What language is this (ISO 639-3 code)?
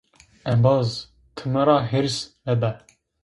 zza